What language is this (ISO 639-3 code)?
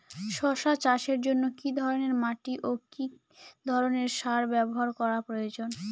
ben